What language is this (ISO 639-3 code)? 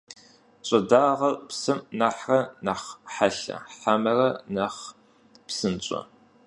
kbd